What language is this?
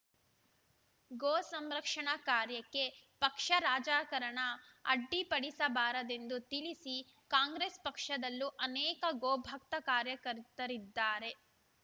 Kannada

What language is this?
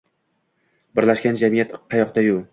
Uzbek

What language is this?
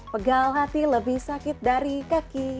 Indonesian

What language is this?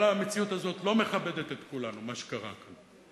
Hebrew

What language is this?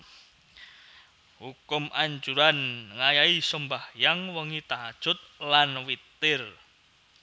Javanese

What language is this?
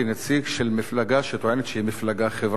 Hebrew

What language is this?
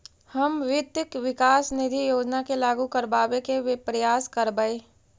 Magahi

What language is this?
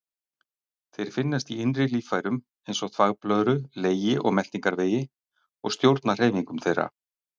Icelandic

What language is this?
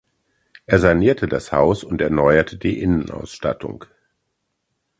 German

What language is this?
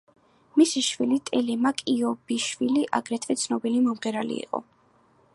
Georgian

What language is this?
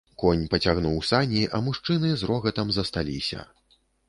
Belarusian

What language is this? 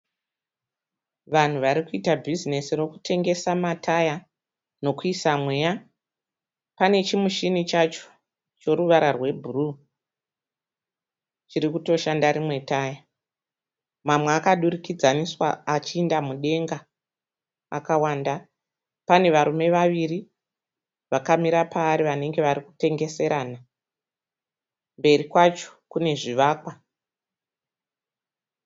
Shona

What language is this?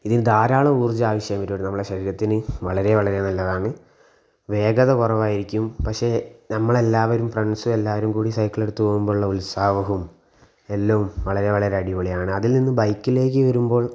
Malayalam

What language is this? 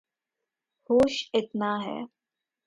Urdu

